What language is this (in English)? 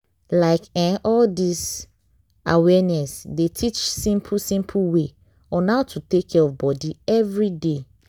Nigerian Pidgin